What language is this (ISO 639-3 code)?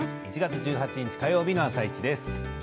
jpn